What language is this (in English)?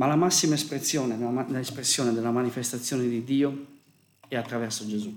Italian